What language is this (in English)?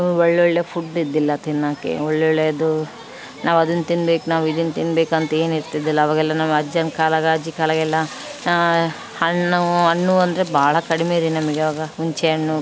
Kannada